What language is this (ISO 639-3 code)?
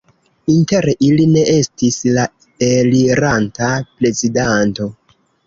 epo